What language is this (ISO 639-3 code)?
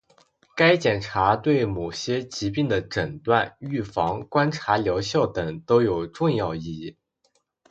zho